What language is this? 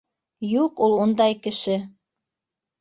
Bashkir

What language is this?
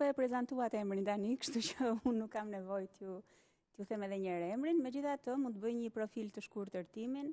Romanian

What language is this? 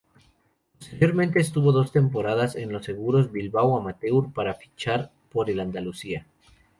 Spanish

